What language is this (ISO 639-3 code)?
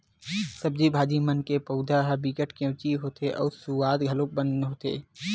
hne